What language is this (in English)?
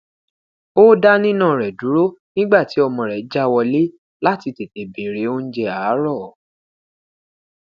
Yoruba